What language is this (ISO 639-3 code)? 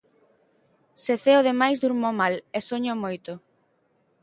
glg